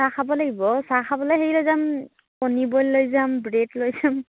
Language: Assamese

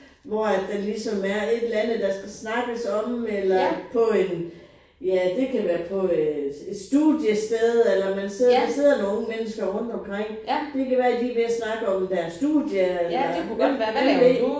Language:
Danish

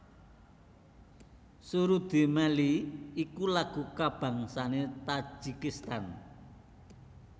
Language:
Javanese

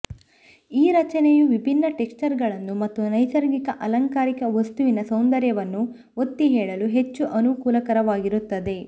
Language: Kannada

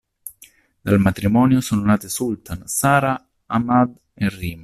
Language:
Italian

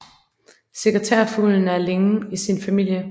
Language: Danish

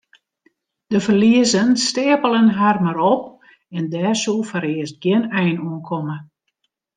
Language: Western Frisian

